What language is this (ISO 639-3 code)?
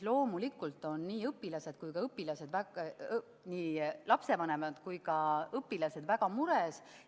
est